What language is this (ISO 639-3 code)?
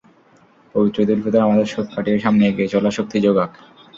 ben